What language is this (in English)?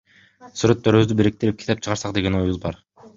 Kyrgyz